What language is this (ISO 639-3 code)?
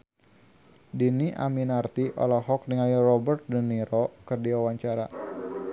sun